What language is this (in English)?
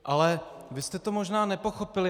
Czech